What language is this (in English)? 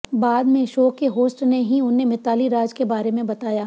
Hindi